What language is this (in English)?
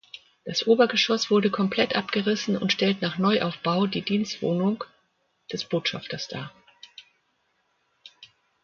German